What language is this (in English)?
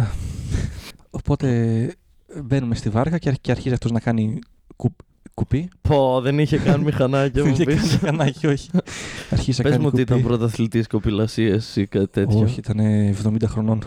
Greek